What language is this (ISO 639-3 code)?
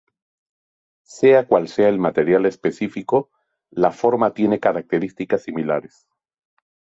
spa